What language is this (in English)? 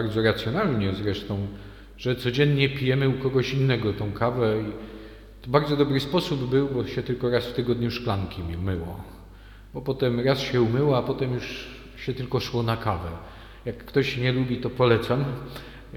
Polish